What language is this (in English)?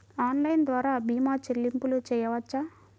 Telugu